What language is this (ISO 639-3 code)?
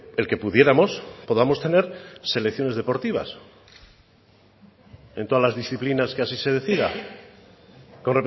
spa